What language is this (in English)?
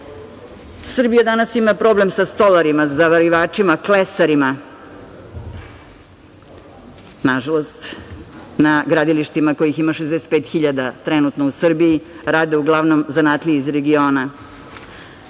Serbian